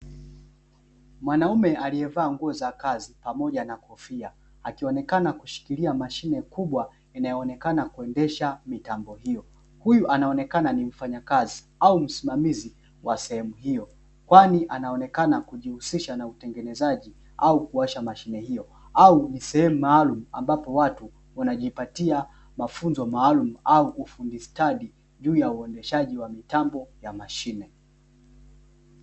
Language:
Swahili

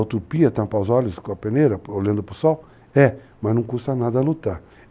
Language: Portuguese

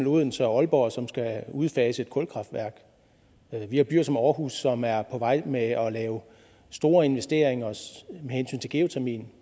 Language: Danish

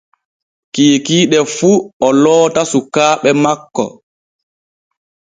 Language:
Borgu Fulfulde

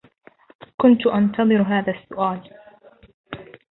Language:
Arabic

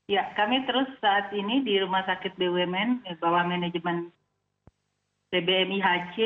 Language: Indonesian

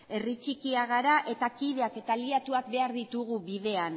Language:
Basque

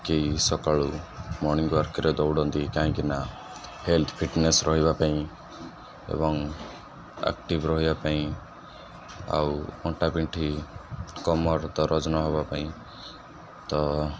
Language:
Odia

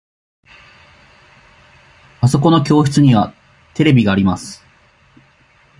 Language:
Japanese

